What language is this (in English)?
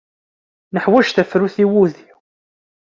Kabyle